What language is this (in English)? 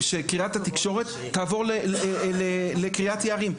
Hebrew